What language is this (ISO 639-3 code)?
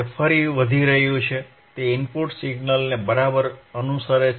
guj